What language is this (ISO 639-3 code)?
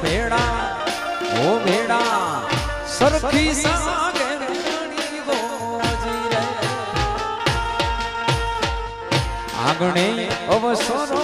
hin